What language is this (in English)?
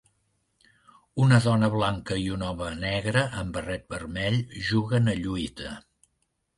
Catalan